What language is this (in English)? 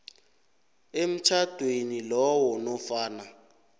South Ndebele